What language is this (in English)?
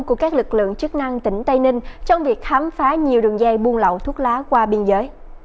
Vietnamese